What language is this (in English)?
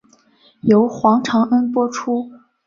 Chinese